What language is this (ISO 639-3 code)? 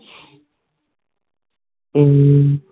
pan